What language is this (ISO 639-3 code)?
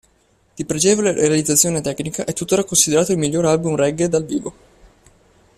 ita